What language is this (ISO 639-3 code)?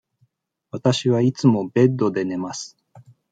jpn